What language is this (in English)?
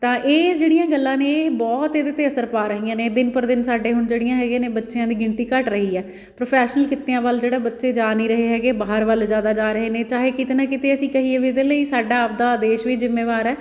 Punjabi